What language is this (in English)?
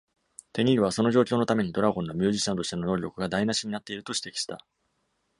Japanese